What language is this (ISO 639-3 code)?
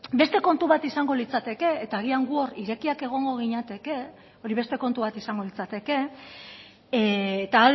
eus